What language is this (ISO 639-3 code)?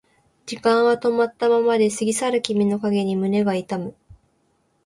jpn